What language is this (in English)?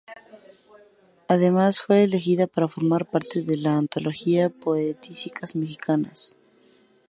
Spanish